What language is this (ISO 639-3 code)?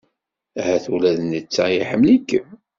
kab